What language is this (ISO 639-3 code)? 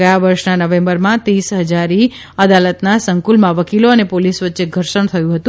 guj